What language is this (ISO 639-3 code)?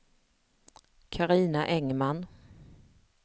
swe